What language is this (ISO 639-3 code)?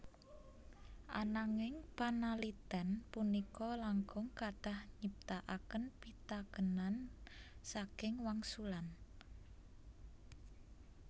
jav